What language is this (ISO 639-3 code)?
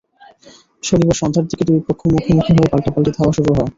ben